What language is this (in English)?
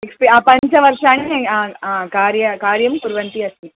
Sanskrit